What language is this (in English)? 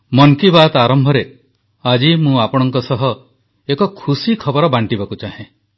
Odia